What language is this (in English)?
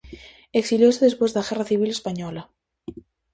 Galician